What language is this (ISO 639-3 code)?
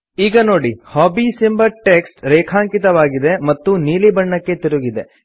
kan